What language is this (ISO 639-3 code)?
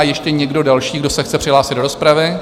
ces